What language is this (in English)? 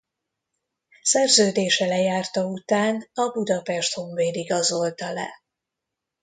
Hungarian